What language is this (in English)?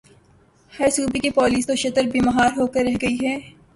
Urdu